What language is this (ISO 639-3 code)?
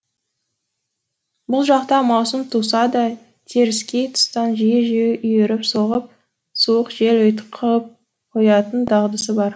kaz